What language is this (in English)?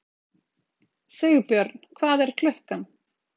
Icelandic